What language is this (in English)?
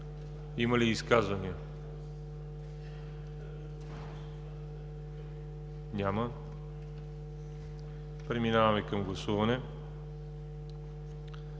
Bulgarian